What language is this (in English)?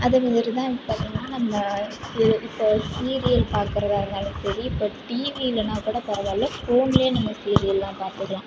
Tamil